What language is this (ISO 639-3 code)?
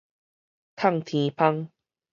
nan